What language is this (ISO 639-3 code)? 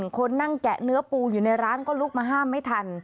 tha